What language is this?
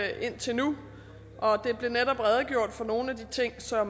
Danish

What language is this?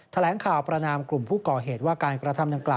Thai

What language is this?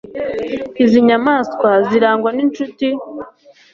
Kinyarwanda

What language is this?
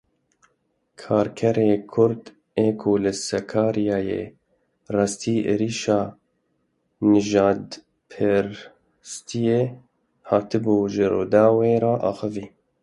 Kurdish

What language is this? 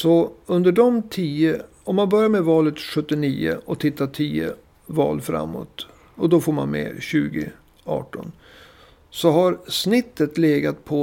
Swedish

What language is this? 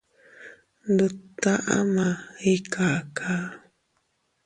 Teutila Cuicatec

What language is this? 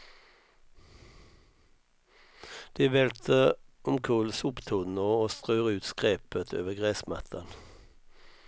Swedish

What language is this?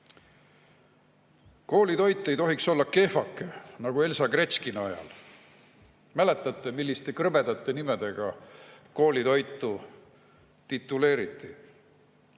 Estonian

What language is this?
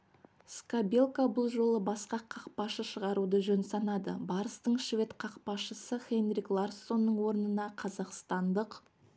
Kazakh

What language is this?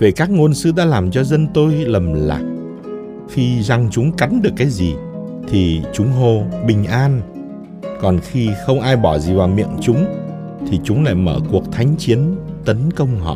Vietnamese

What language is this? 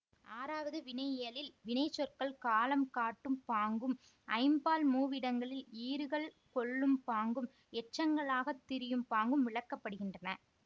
Tamil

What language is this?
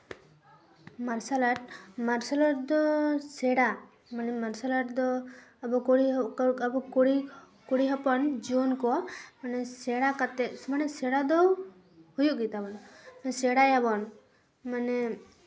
Santali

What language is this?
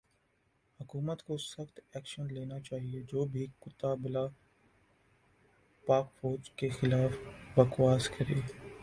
Urdu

